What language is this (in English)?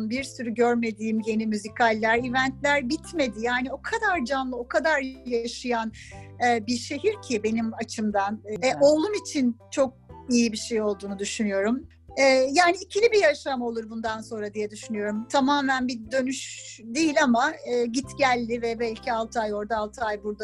Turkish